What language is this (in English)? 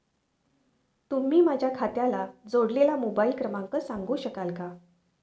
Marathi